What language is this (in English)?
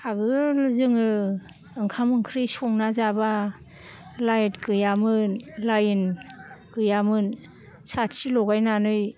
Bodo